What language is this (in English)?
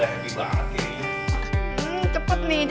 Indonesian